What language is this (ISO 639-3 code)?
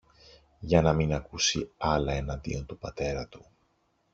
ell